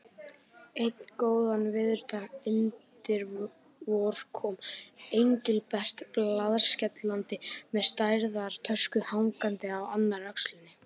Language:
Icelandic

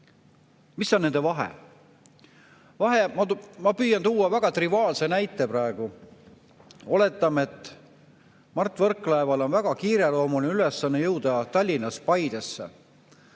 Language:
Estonian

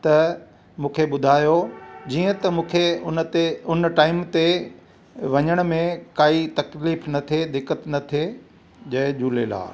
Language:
Sindhi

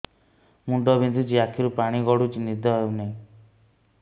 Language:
Odia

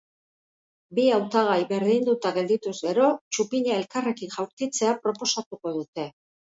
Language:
Basque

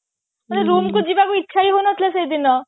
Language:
Odia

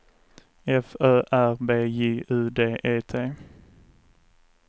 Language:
Swedish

